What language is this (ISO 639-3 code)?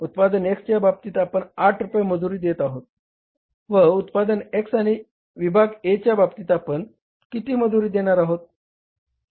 mar